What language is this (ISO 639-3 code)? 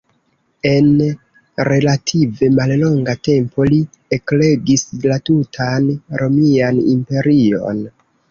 epo